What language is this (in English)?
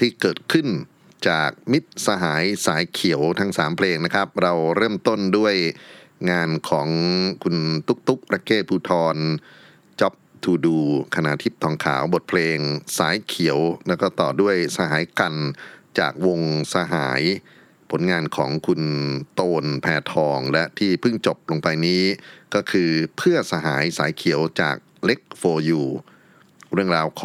Thai